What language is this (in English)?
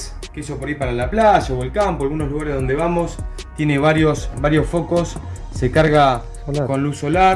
Spanish